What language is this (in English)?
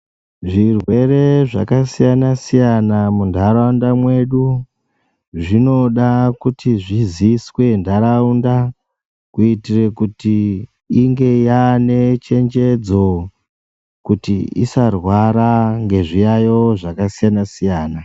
Ndau